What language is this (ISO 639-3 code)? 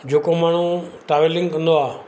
snd